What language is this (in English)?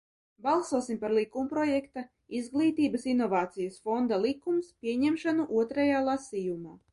Latvian